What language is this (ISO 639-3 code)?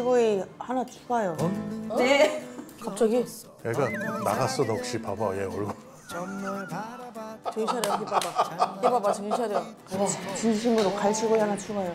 kor